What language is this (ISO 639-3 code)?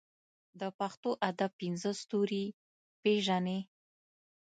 pus